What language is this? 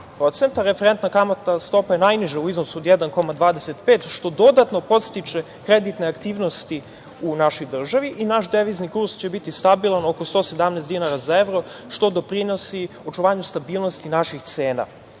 Serbian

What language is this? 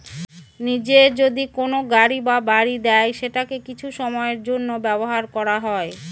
Bangla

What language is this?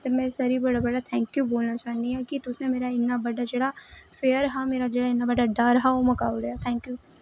Dogri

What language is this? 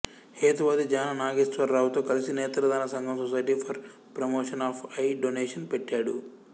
Telugu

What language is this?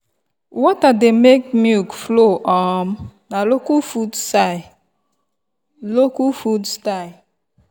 Nigerian Pidgin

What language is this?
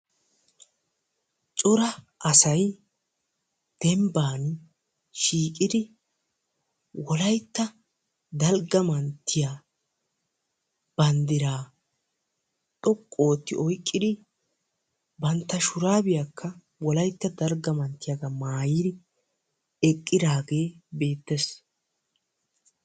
Wolaytta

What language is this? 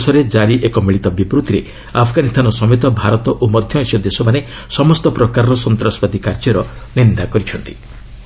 Odia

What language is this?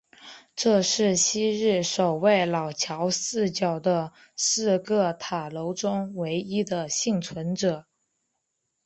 Chinese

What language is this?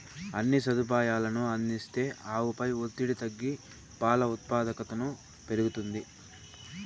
Telugu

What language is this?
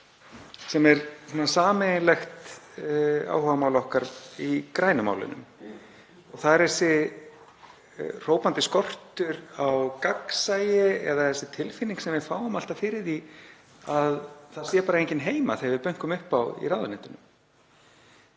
Icelandic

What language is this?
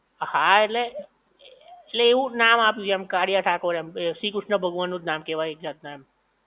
Gujarati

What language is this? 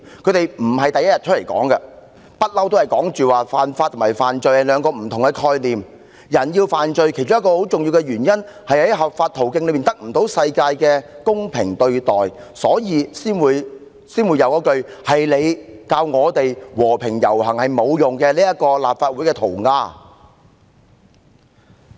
Cantonese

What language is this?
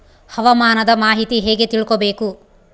Kannada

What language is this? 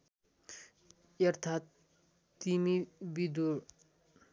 Nepali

